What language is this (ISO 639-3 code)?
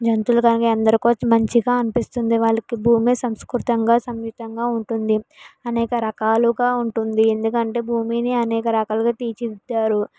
tel